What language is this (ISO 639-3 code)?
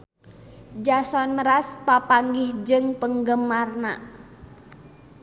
sun